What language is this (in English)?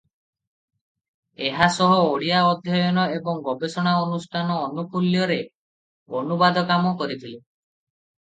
Odia